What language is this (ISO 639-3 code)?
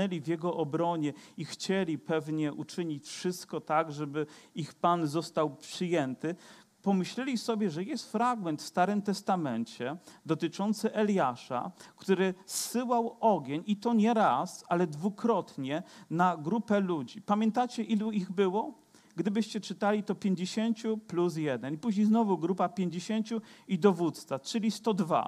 pol